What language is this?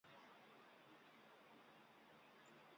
Central Kurdish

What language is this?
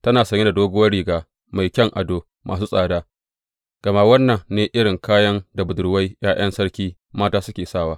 Hausa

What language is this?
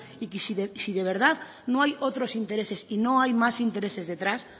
Spanish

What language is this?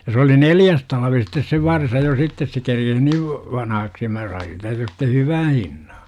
Finnish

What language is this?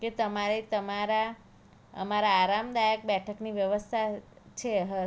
Gujarati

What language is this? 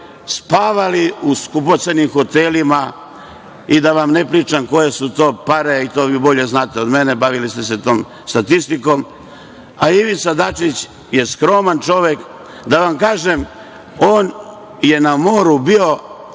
Serbian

